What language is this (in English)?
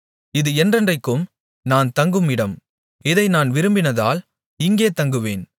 Tamil